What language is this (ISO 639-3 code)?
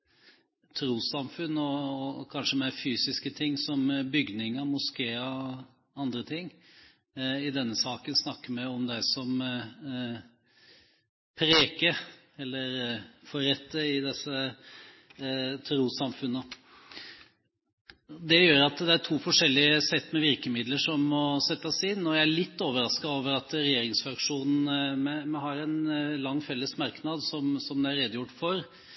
nob